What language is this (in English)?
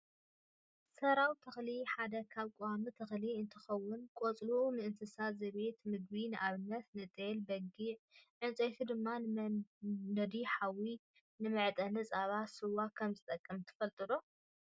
Tigrinya